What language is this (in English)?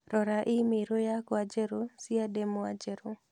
Kikuyu